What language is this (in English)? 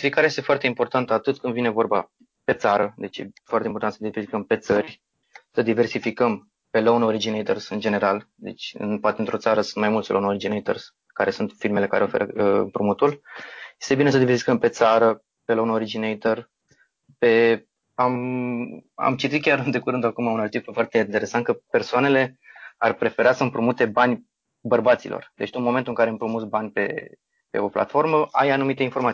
Romanian